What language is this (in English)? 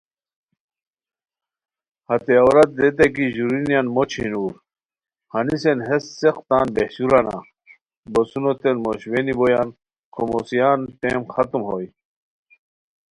Khowar